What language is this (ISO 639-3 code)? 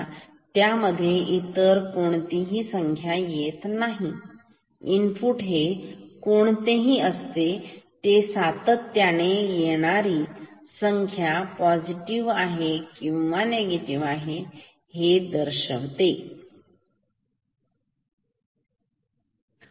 mar